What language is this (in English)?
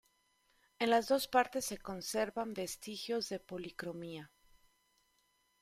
Spanish